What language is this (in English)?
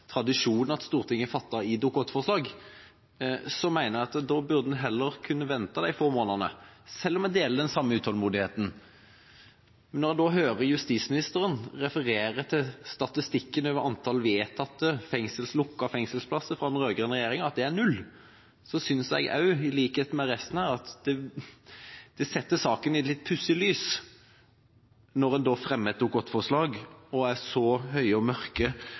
Norwegian Bokmål